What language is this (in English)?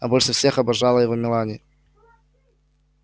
Russian